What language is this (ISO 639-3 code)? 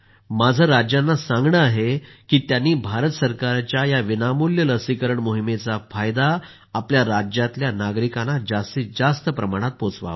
mar